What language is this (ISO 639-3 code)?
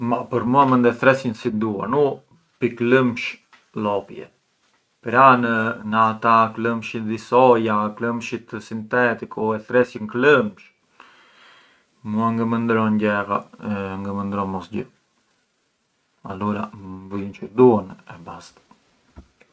aae